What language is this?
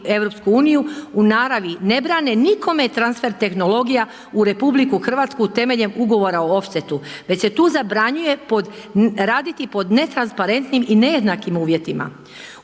Croatian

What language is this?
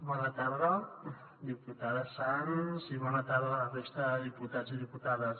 Catalan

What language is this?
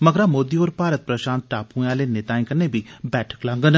Dogri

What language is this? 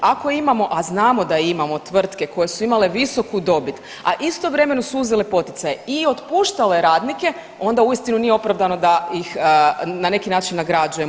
Croatian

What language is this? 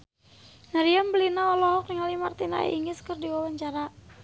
Sundanese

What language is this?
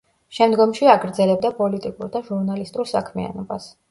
Georgian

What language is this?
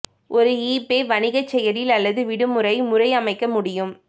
Tamil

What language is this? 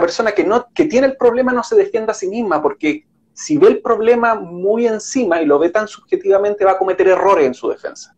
Spanish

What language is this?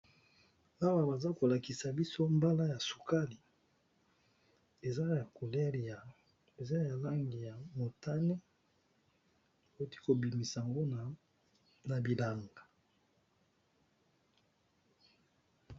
Lingala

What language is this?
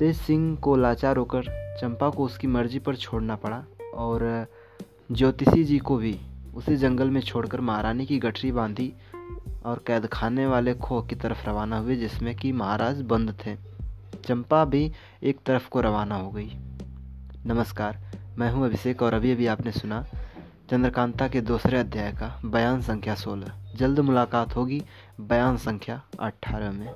Hindi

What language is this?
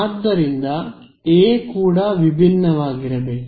Kannada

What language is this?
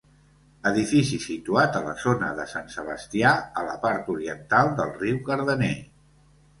Catalan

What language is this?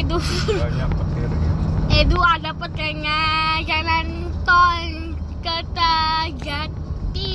Indonesian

